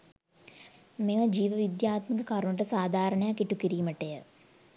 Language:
Sinhala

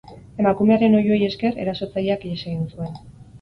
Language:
Basque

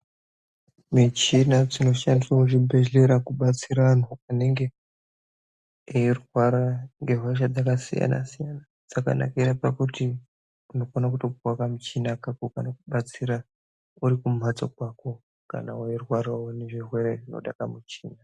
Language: Ndau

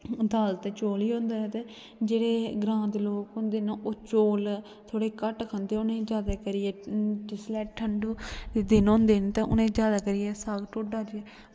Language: Dogri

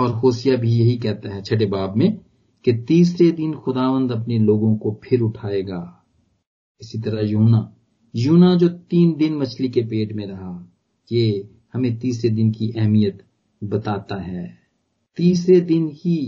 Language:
Punjabi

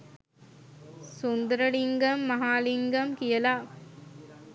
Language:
Sinhala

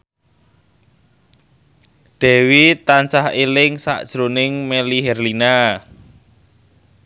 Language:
Javanese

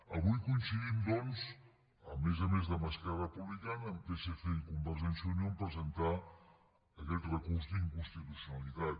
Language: Catalan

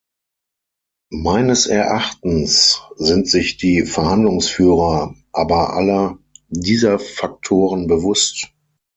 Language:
German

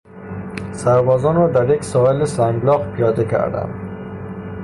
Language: Persian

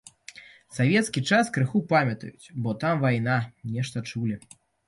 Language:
Belarusian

